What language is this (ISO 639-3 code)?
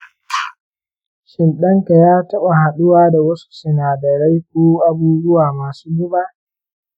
hau